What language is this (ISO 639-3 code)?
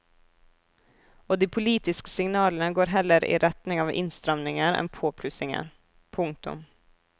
nor